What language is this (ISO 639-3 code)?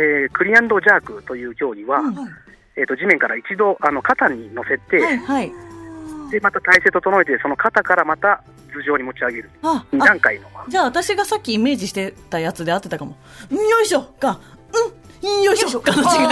jpn